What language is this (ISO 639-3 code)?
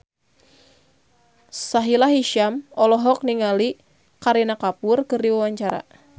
sun